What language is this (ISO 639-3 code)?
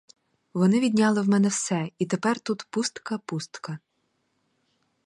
ukr